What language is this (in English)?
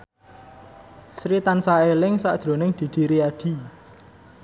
Javanese